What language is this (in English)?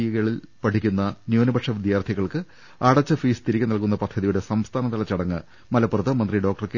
Malayalam